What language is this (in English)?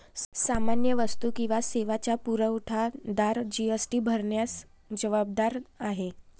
Marathi